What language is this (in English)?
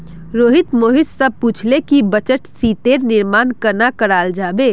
Magahi